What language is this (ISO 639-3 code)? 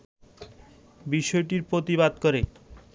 ben